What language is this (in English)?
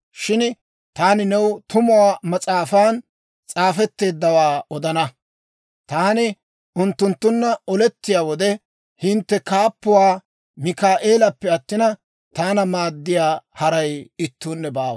Dawro